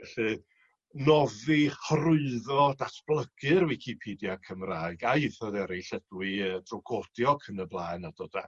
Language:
Welsh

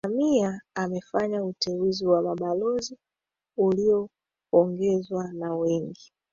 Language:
Swahili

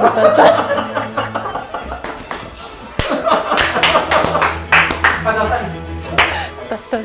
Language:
Korean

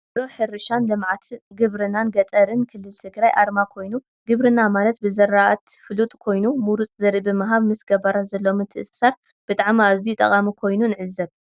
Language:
Tigrinya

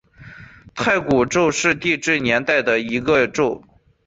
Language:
Chinese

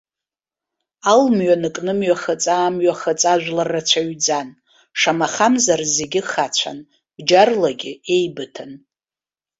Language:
Abkhazian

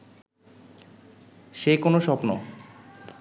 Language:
Bangla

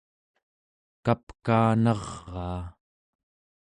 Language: Central Yupik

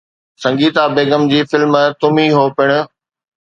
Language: Sindhi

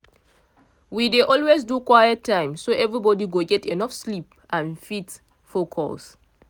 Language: Nigerian Pidgin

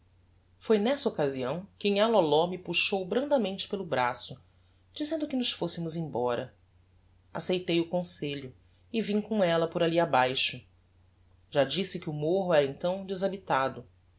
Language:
Portuguese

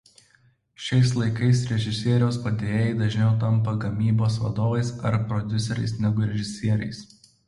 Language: Lithuanian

